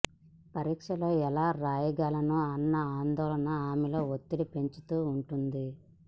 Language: Telugu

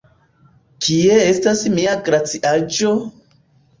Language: Esperanto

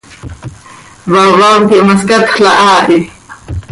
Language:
Seri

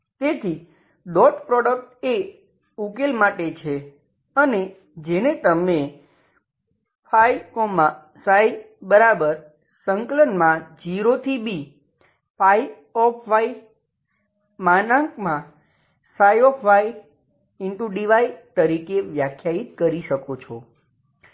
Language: Gujarati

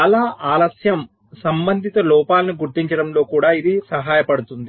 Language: Telugu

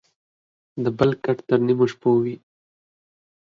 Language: Pashto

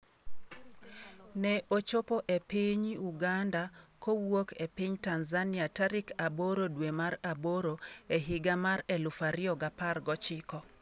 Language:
Luo (Kenya and Tanzania)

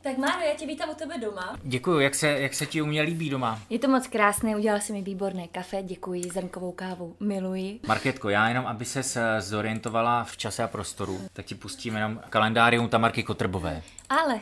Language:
Czech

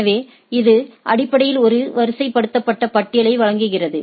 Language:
Tamil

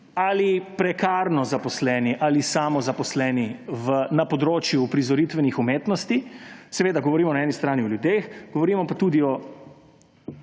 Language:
Slovenian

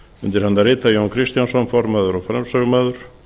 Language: Icelandic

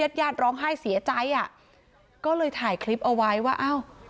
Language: Thai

